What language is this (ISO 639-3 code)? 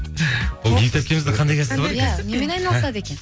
kaz